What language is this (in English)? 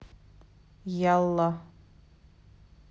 Russian